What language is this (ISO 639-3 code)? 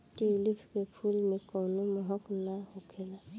bho